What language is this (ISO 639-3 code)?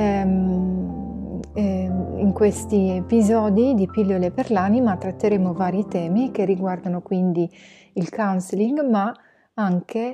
ita